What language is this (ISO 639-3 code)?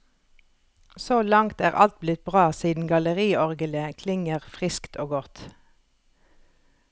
nor